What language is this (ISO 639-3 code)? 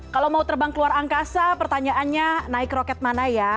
ind